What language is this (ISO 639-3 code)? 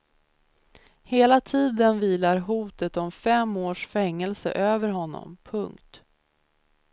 swe